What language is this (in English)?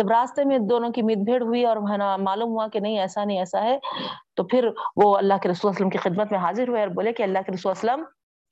Urdu